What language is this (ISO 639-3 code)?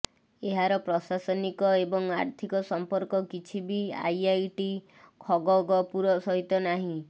ori